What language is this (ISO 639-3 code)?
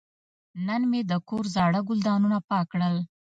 pus